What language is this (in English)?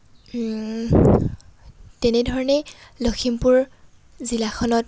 Assamese